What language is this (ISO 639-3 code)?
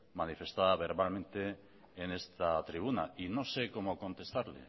spa